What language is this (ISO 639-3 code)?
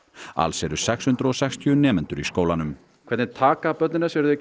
isl